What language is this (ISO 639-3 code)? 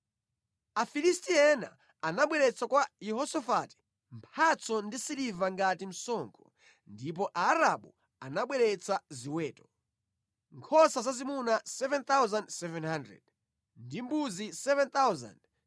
nya